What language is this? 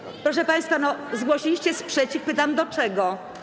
Polish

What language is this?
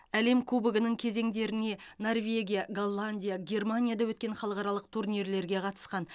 Kazakh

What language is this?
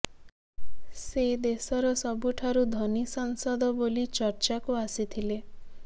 Odia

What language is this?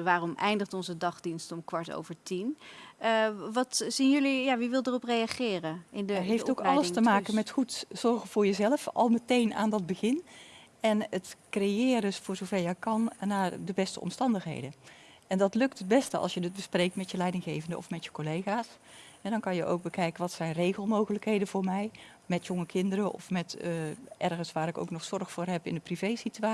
Dutch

